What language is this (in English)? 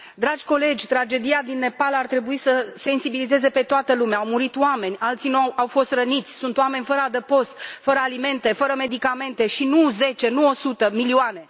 Romanian